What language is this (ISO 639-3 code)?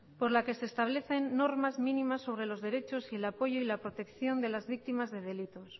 spa